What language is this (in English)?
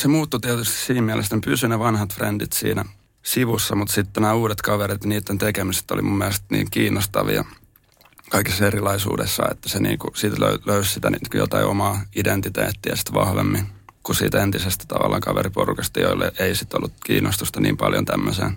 Finnish